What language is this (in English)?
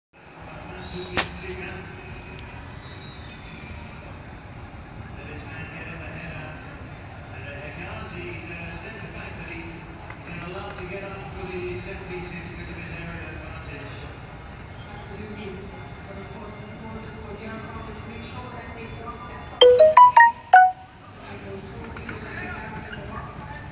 Masaaba